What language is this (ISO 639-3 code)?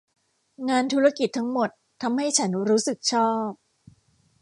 tha